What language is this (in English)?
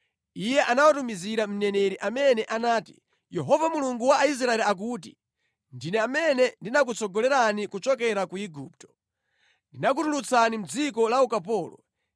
Nyanja